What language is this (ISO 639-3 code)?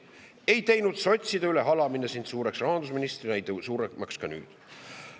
est